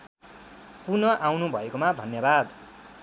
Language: Nepali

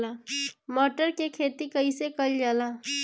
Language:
Bhojpuri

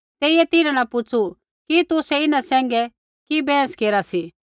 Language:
Kullu Pahari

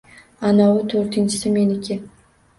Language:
Uzbek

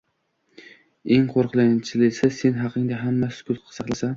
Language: Uzbek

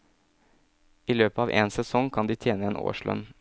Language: Norwegian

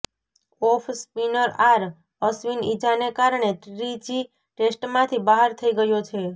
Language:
Gujarati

